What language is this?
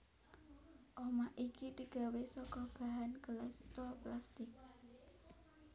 Javanese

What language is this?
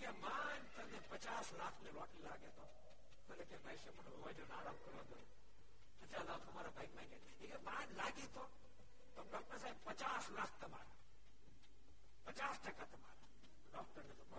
Gujarati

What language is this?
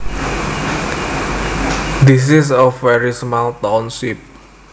Javanese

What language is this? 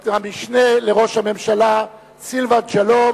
Hebrew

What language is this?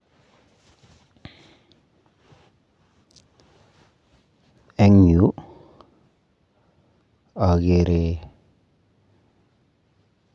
Kalenjin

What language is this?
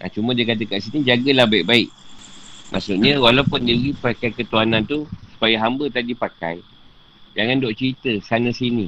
Malay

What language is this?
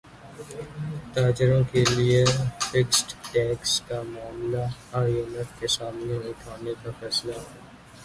Urdu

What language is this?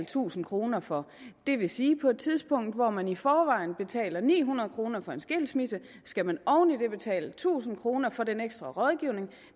Danish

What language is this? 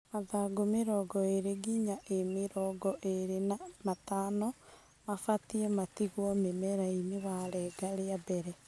Kikuyu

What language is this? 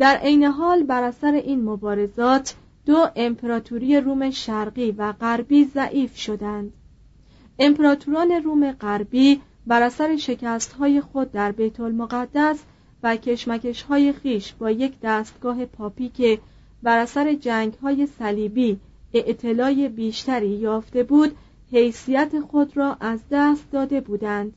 Persian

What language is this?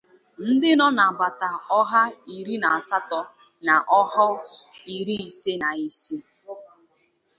Igbo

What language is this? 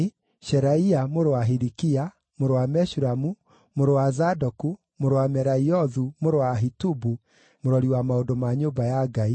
Kikuyu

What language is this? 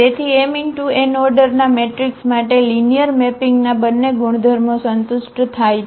Gujarati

